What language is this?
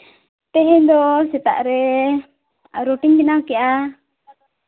Santali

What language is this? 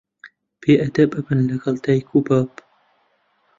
Central Kurdish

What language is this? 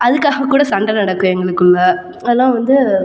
Tamil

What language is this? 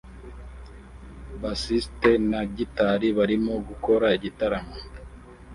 Kinyarwanda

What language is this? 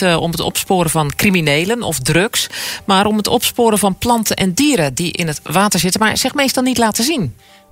Dutch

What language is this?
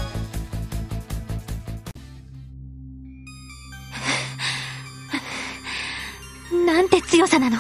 Japanese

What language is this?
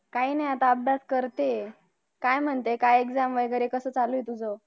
Marathi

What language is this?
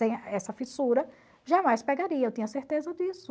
Portuguese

